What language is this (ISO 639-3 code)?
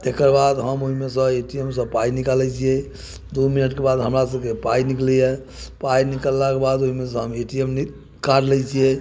mai